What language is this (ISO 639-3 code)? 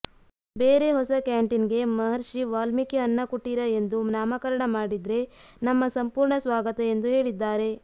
kan